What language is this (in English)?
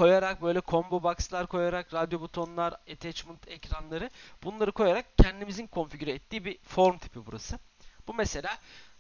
Turkish